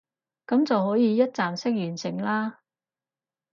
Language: Cantonese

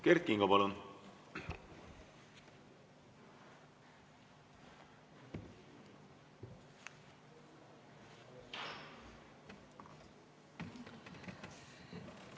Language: Estonian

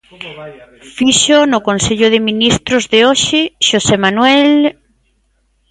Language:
Galician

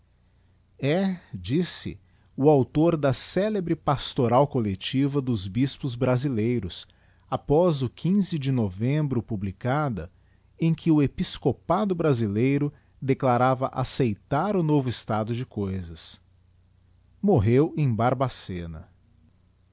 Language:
Portuguese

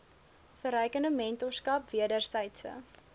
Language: Afrikaans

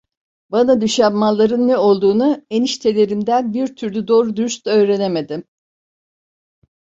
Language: Turkish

